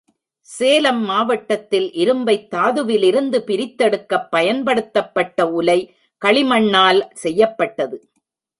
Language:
Tamil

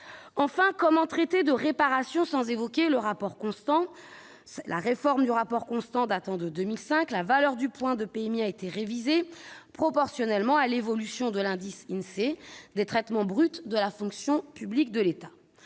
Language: French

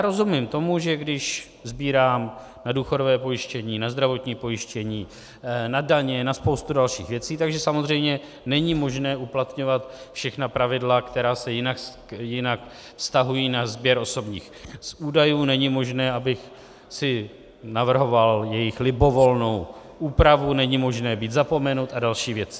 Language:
Czech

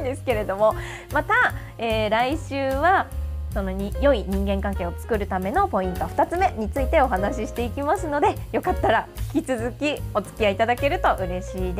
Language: Japanese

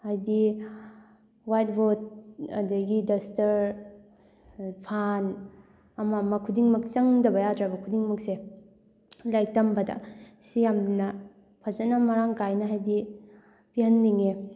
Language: Manipuri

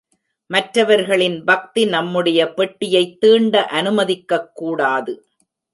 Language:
Tamil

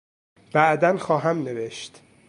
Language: Persian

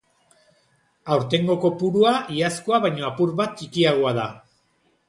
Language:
Basque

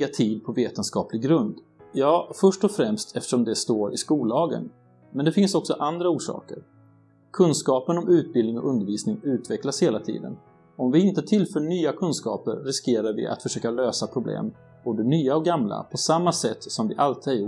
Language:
Swedish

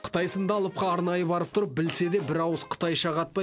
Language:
Kazakh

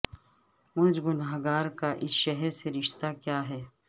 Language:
Urdu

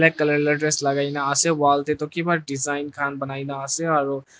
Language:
Naga Pidgin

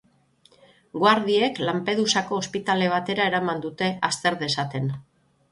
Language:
Basque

